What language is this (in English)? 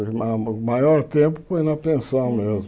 Portuguese